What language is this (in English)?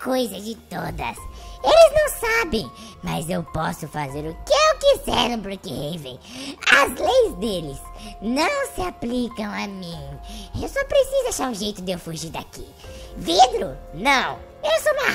Portuguese